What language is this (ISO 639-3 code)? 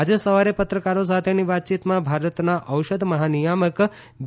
guj